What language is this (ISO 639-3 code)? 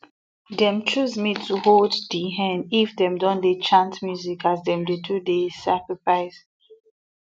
pcm